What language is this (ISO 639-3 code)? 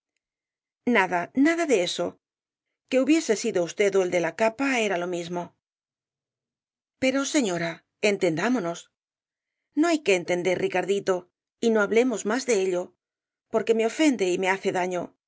spa